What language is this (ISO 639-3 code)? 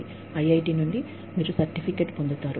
tel